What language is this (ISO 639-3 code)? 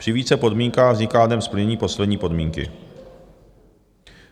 ces